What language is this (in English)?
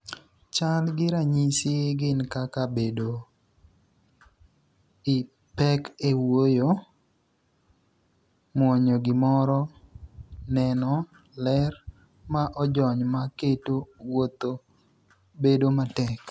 Luo (Kenya and Tanzania)